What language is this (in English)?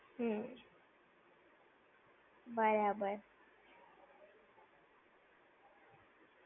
Gujarati